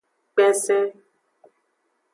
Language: Aja (Benin)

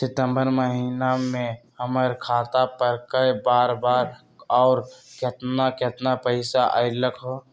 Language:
Magahi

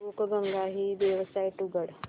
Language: Marathi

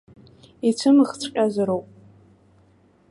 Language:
Abkhazian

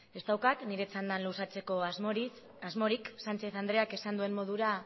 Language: Basque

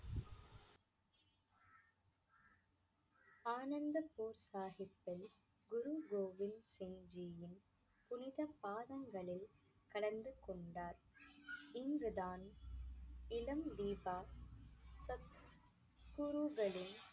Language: Tamil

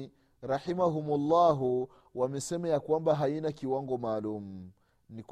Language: Swahili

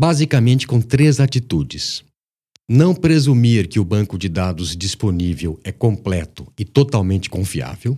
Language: Portuguese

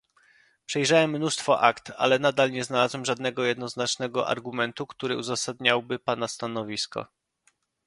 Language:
Polish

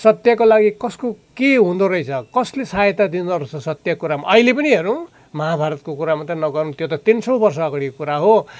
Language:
Nepali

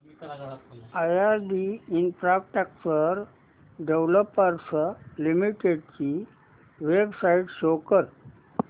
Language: Marathi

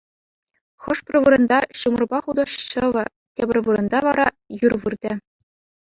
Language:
Chuvash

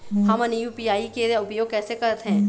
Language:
Chhattisgarhi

